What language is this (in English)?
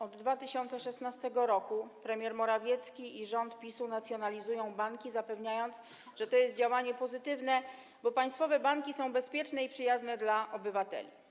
Polish